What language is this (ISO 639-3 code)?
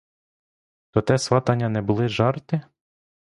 ukr